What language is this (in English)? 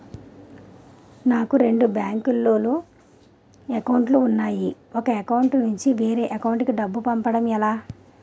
Telugu